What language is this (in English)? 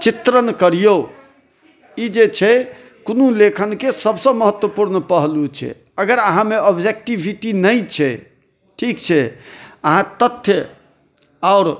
Maithili